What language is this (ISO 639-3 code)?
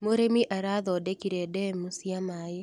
kik